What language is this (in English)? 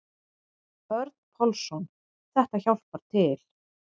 Icelandic